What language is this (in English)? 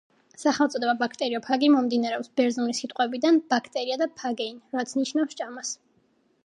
Georgian